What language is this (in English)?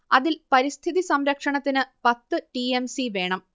Malayalam